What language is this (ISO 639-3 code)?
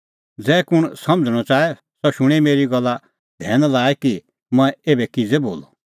kfx